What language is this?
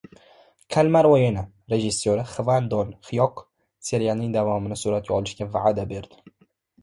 Uzbek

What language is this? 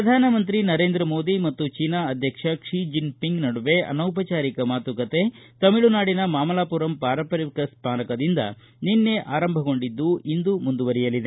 Kannada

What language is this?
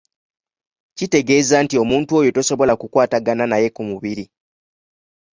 Ganda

